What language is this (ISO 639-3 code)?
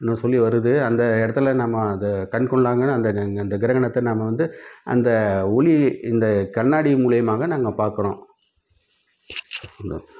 tam